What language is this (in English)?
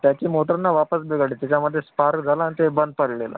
Marathi